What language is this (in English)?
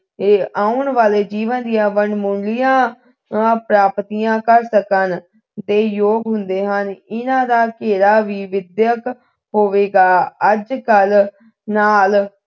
Punjabi